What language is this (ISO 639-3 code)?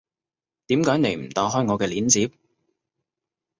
yue